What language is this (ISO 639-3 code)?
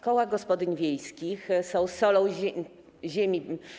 pol